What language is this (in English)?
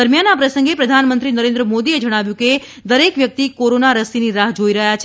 Gujarati